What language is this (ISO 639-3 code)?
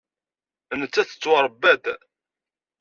kab